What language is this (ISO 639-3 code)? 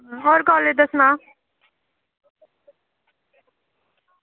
doi